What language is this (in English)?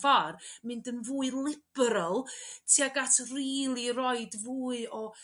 Welsh